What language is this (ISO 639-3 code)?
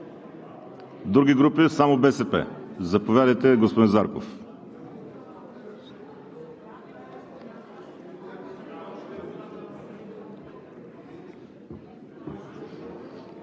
bul